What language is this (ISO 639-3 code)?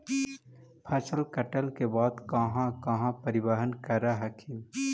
mag